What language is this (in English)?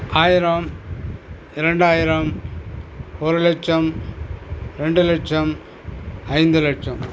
Tamil